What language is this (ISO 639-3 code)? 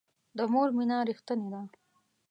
pus